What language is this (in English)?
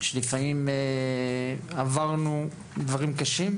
Hebrew